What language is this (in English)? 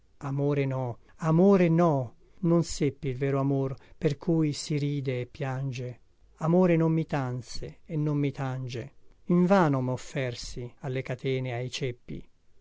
Italian